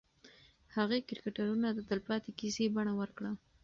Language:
Pashto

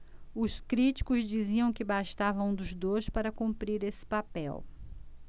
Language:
Portuguese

